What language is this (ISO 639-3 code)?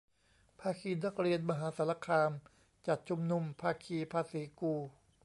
tha